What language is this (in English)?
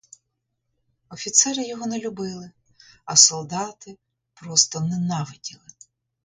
Ukrainian